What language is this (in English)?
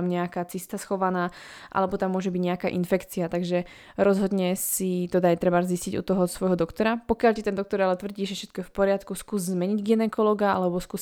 Slovak